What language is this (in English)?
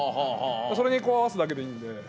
Japanese